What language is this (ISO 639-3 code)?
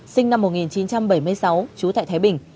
vie